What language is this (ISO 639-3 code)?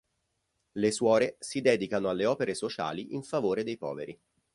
ita